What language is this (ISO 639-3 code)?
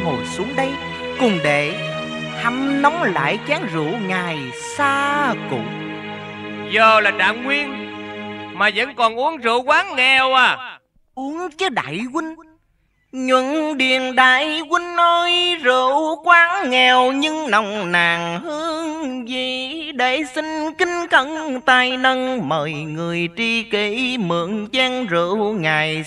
vie